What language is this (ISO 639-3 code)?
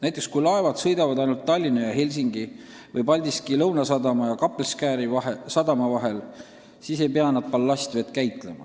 est